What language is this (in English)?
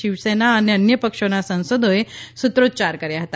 Gujarati